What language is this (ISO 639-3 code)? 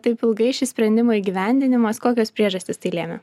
lit